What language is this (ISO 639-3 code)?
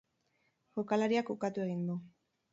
eus